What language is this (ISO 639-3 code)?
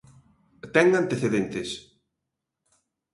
glg